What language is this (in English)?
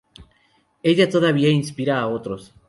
Spanish